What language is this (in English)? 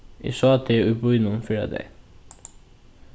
Faroese